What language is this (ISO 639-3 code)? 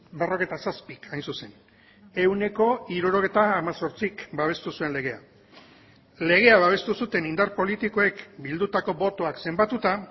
eus